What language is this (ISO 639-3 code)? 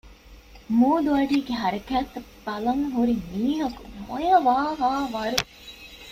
div